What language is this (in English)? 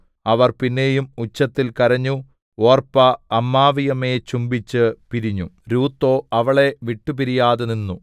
Malayalam